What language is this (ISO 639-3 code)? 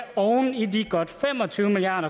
dan